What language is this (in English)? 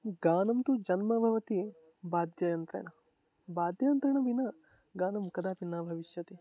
Sanskrit